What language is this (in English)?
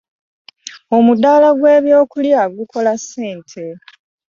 Ganda